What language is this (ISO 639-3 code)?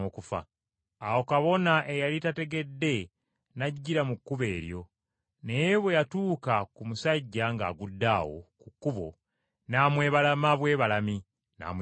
lug